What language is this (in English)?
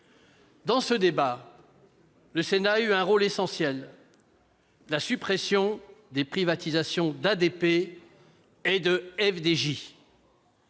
French